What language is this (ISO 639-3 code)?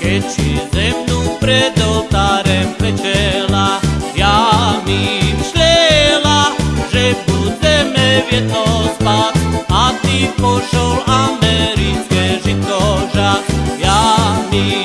slk